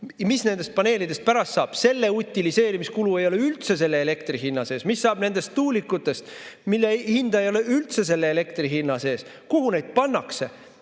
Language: Estonian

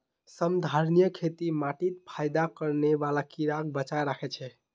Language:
Magahi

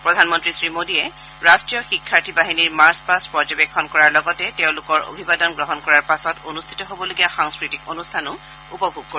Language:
Assamese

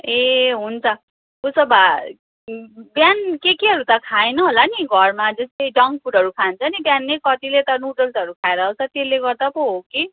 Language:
Nepali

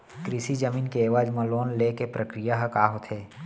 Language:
Chhattisgarhi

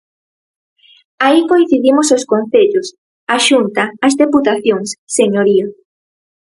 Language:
Galician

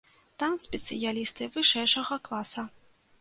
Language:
Belarusian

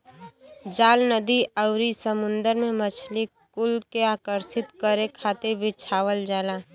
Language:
Bhojpuri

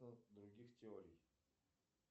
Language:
Russian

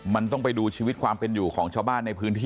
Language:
Thai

